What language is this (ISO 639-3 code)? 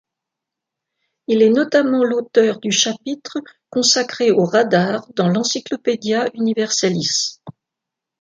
fra